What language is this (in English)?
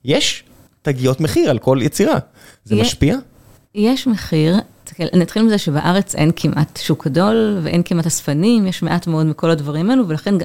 Hebrew